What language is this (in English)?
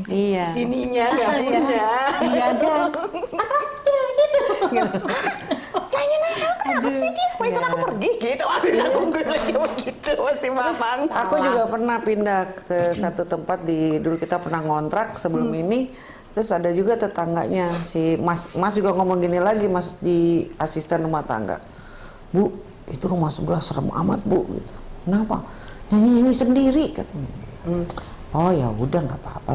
Indonesian